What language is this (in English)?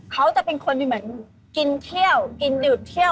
Thai